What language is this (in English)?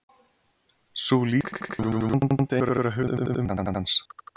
Icelandic